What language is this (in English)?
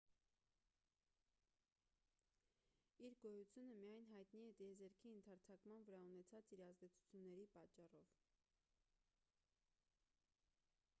Armenian